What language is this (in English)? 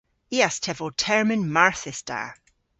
Cornish